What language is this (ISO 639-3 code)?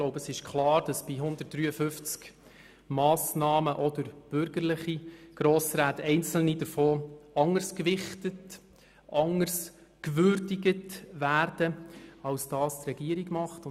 gsw